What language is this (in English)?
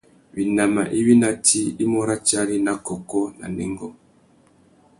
Tuki